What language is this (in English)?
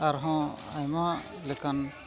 Santali